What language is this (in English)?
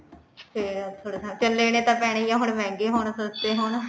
Punjabi